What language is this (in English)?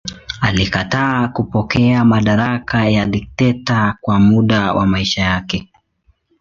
Swahili